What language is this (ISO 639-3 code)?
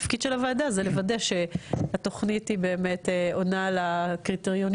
heb